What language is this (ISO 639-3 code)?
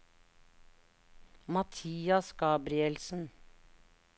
nor